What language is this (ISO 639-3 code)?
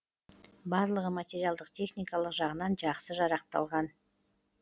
kaz